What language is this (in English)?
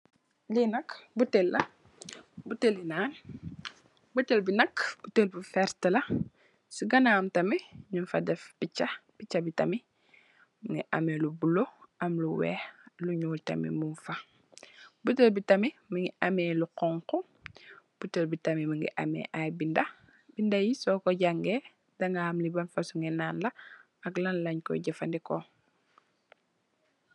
Wolof